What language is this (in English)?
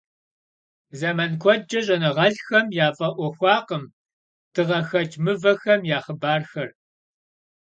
Kabardian